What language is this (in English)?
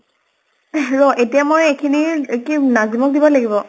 Assamese